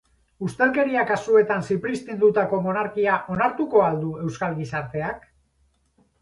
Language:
Basque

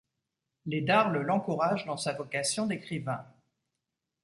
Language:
French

